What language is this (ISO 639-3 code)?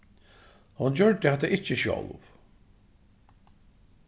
fao